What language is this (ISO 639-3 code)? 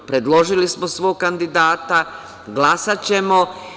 srp